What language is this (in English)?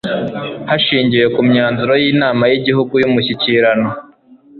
Kinyarwanda